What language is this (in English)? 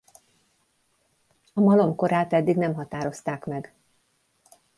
Hungarian